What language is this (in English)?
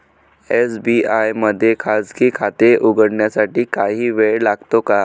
Marathi